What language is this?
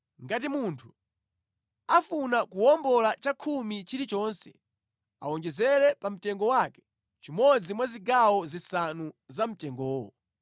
Nyanja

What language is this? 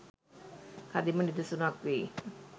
Sinhala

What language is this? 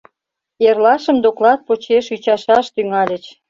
Mari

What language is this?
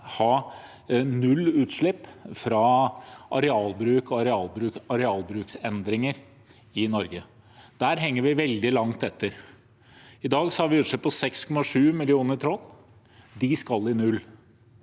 Norwegian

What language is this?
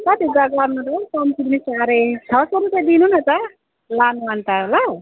Nepali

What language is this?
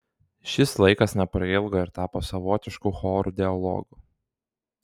Lithuanian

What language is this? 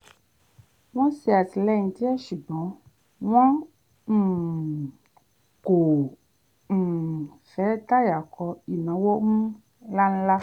Yoruba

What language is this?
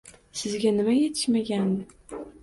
Uzbek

